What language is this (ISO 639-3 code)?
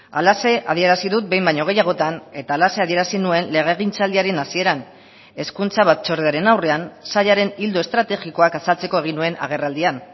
eus